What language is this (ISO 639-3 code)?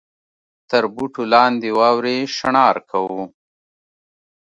pus